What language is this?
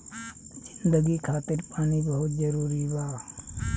Bhojpuri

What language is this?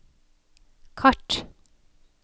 Norwegian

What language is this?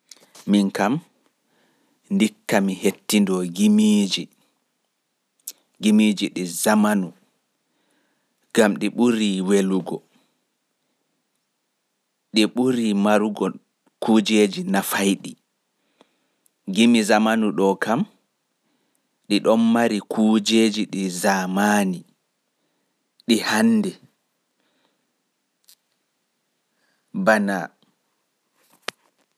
Pular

